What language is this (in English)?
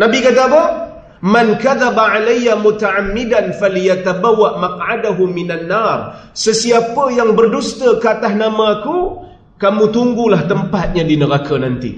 Malay